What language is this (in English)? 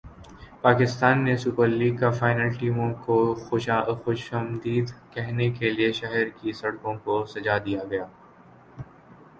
Urdu